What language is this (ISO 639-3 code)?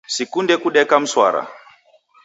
dav